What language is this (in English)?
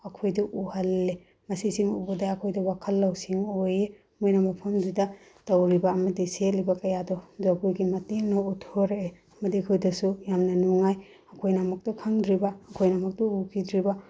Manipuri